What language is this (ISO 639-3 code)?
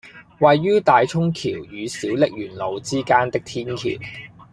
yue